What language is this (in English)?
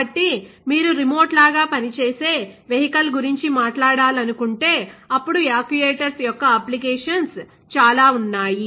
Telugu